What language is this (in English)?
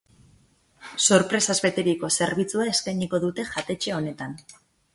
Basque